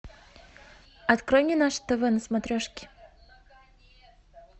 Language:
Russian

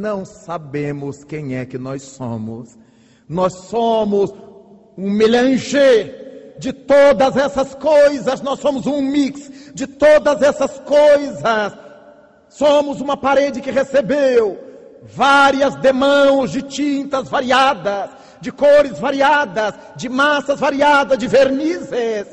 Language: Portuguese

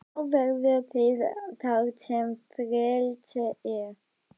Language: Icelandic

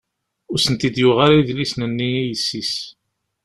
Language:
Kabyle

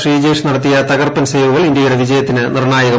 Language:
Malayalam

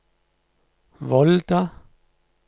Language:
Norwegian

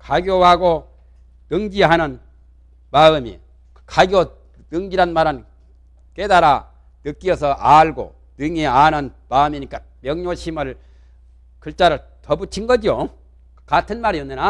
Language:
Korean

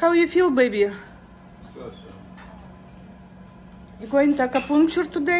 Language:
Russian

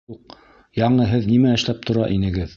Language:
Bashkir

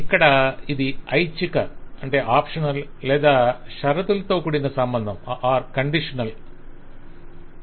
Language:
Telugu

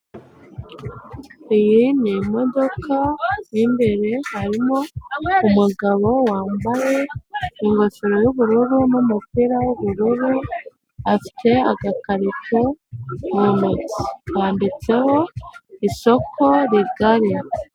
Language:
Kinyarwanda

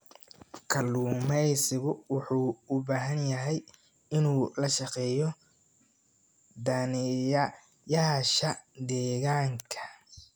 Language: Somali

